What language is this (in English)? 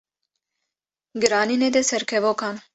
Kurdish